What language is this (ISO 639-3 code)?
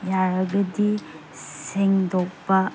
mni